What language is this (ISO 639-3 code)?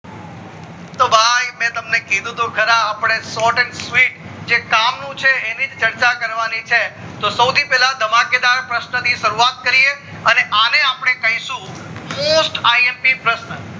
guj